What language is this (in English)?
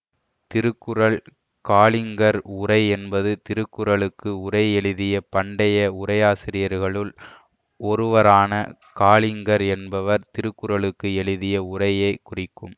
Tamil